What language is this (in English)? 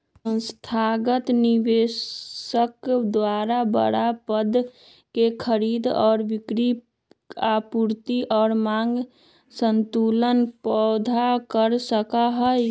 Magahi